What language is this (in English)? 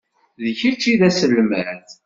Kabyle